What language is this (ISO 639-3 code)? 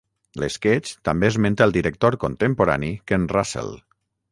cat